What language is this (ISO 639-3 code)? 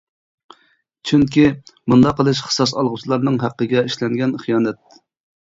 uig